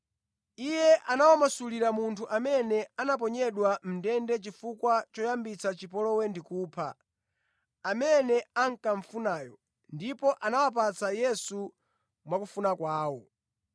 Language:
Nyanja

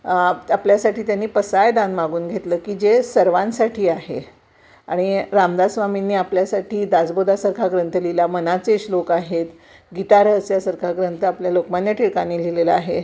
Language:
Marathi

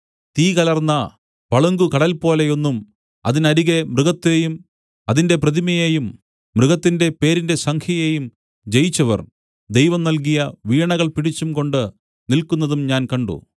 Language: Malayalam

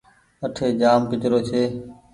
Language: Goaria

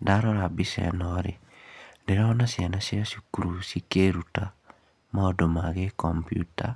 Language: Kikuyu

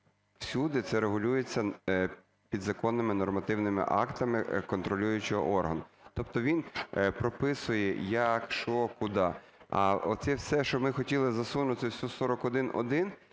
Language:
Ukrainian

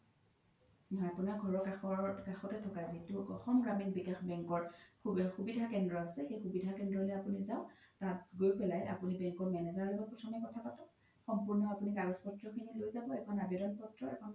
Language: Assamese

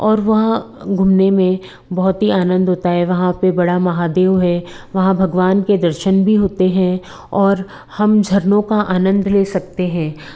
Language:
Hindi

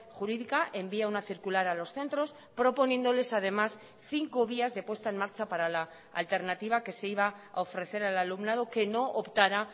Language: Spanish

